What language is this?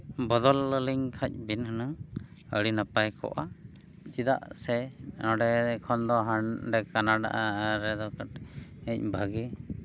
Santali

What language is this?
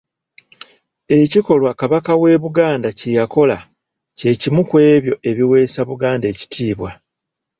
Ganda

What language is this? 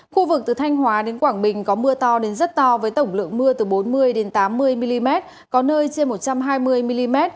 Vietnamese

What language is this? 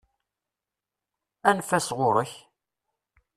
Kabyle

